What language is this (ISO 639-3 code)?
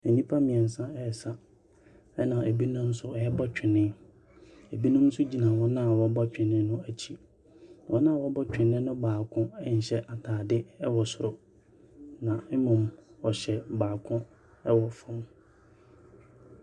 aka